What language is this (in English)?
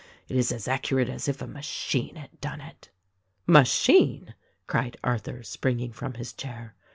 English